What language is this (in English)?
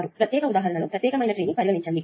Telugu